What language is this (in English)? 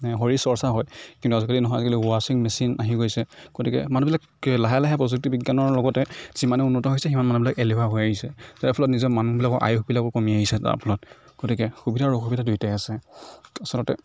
Assamese